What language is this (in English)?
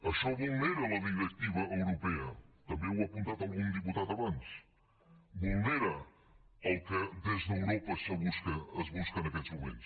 Catalan